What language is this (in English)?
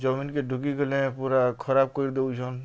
Odia